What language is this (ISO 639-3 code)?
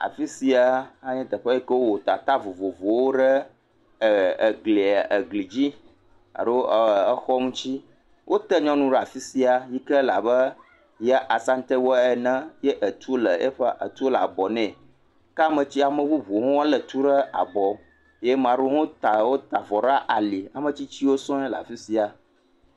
ewe